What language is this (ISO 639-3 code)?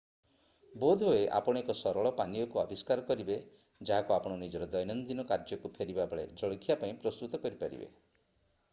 ori